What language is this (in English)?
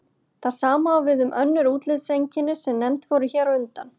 Icelandic